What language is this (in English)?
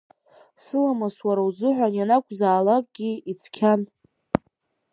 Abkhazian